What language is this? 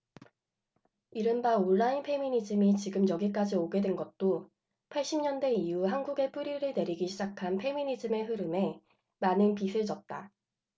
Korean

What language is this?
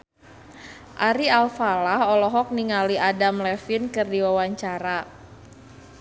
Sundanese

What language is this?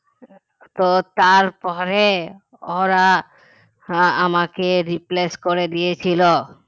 Bangla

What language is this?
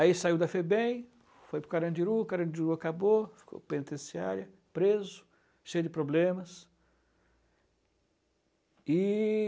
Portuguese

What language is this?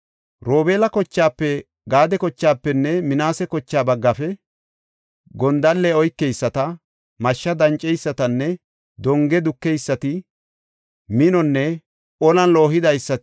Gofa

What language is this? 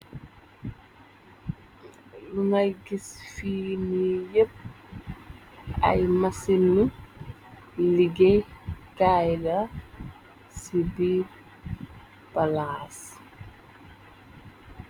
Wolof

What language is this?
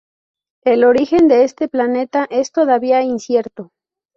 Spanish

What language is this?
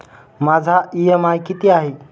Marathi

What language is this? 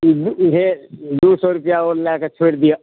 Maithili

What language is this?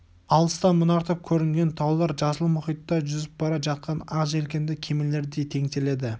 Kazakh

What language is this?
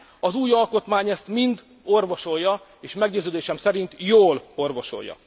Hungarian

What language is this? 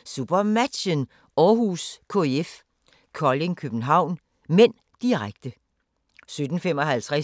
Danish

